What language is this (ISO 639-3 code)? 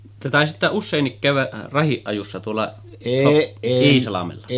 fin